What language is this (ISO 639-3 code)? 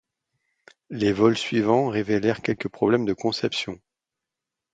fra